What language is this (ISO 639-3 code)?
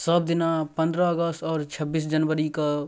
mai